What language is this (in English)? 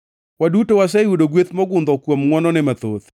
Luo (Kenya and Tanzania)